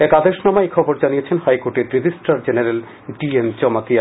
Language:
Bangla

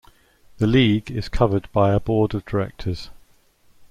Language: English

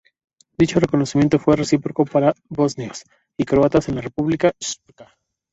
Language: Spanish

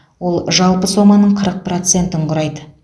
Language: Kazakh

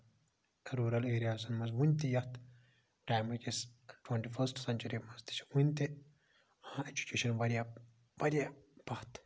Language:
Kashmiri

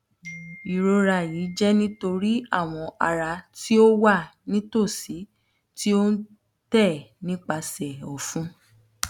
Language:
Yoruba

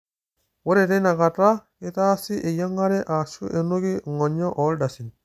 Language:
Masai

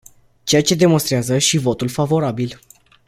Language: Romanian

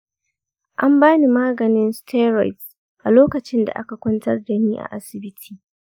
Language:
Hausa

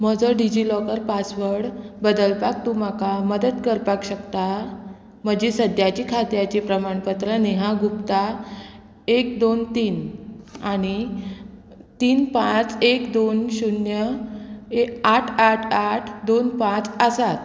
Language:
Konkani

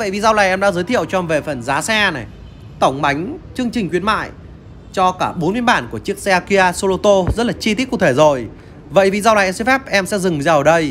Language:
Vietnamese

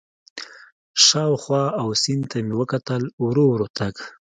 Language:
Pashto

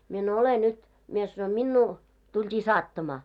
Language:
Finnish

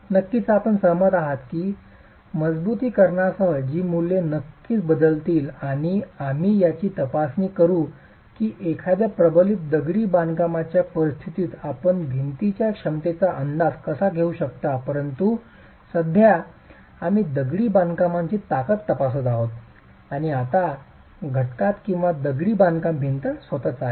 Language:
Marathi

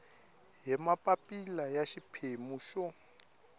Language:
Tsonga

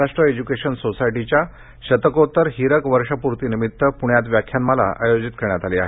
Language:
Marathi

